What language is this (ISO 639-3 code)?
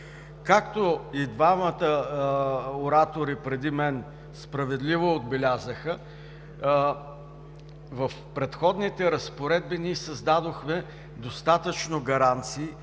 bul